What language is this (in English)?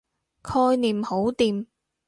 Cantonese